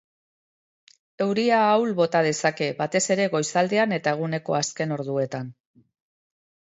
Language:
Basque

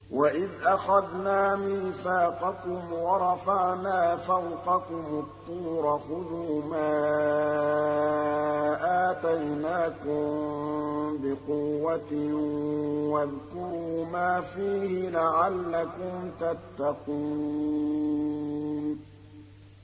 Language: Arabic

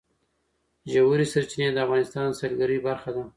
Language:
Pashto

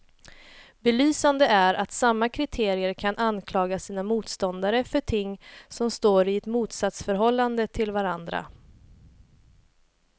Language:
Swedish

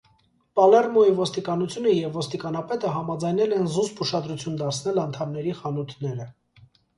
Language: Armenian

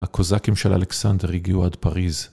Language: Hebrew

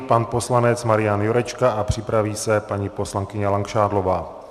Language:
Czech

